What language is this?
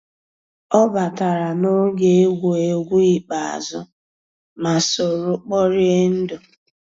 Igbo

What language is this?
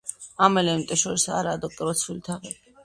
Georgian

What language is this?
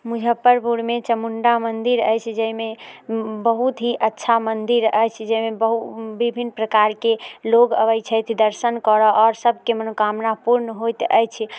Maithili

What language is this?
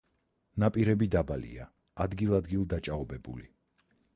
Georgian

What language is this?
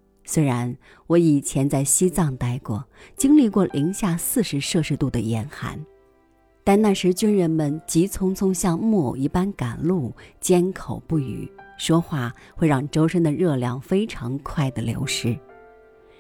Chinese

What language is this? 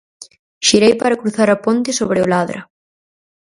Galician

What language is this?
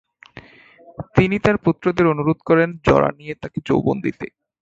Bangla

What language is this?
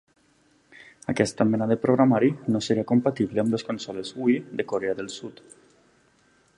Catalan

